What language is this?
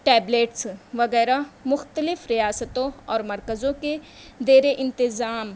Urdu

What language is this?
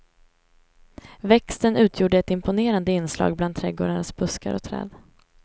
Swedish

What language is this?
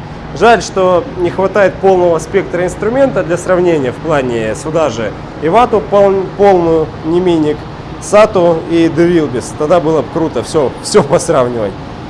Russian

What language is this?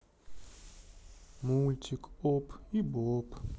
Russian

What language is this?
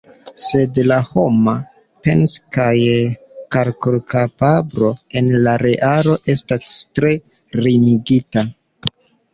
Esperanto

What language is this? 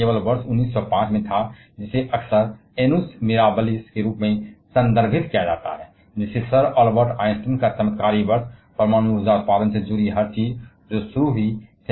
Hindi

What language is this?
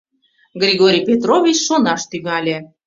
Mari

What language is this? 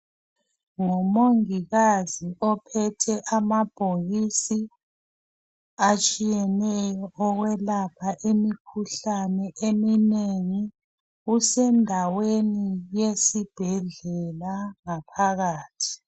North Ndebele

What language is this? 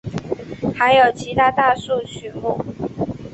Chinese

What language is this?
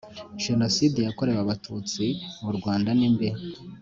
Kinyarwanda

